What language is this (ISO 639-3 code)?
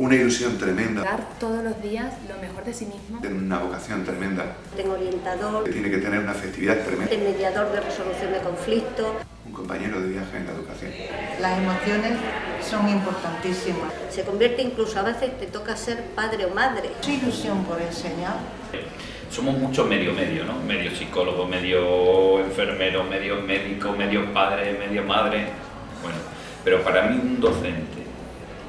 spa